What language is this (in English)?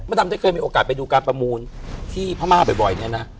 Thai